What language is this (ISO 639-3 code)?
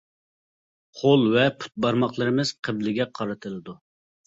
uig